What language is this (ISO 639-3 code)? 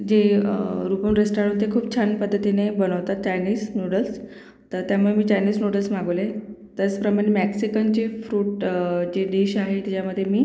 mar